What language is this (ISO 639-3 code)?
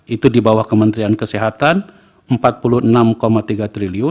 ind